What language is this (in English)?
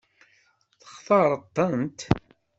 Kabyle